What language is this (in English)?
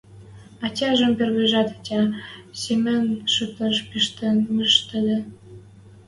Western Mari